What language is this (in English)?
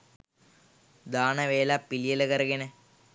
Sinhala